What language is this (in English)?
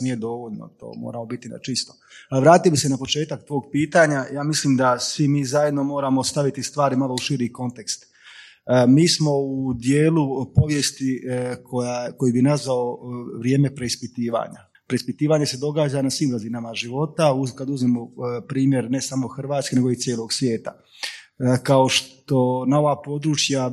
Croatian